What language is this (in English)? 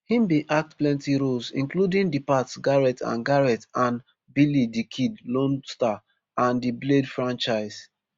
Nigerian Pidgin